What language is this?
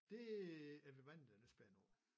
Danish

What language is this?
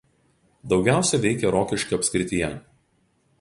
Lithuanian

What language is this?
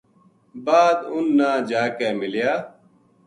Gujari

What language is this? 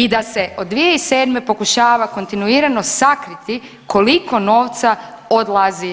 Croatian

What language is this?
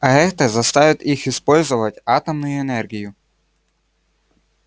Russian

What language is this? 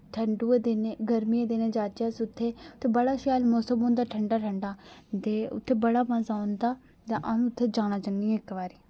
Dogri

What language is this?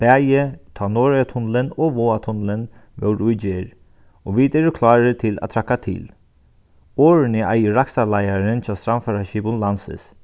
Faroese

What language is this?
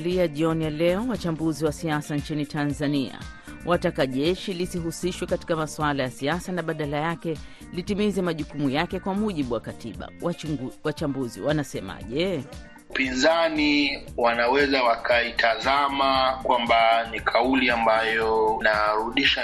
Swahili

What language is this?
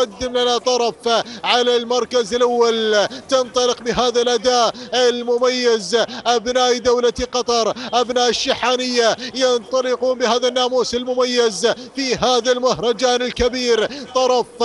Arabic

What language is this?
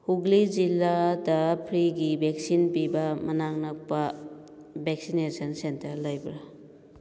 Manipuri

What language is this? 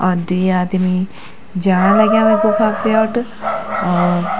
Garhwali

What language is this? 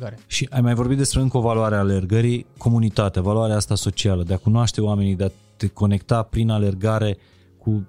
Romanian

